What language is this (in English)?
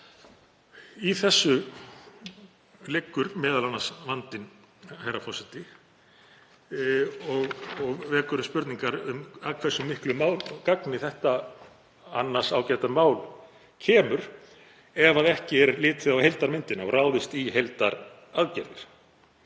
Icelandic